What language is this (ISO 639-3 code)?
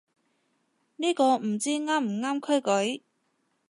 yue